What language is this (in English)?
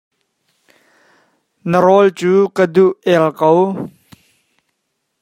Hakha Chin